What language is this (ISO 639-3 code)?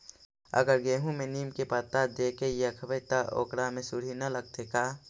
mag